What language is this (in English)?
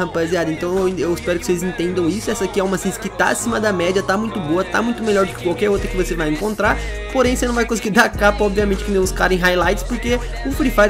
Portuguese